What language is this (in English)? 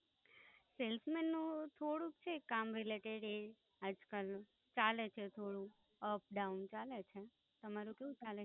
Gujarati